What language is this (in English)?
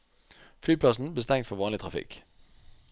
Norwegian